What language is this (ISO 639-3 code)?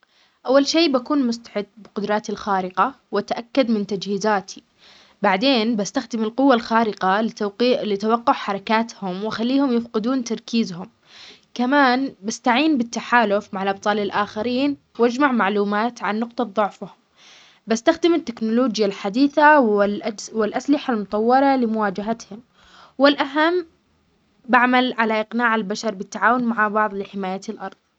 acx